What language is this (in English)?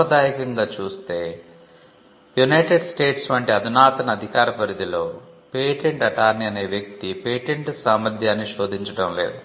Telugu